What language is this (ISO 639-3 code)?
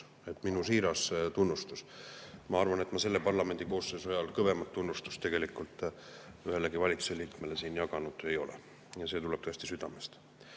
est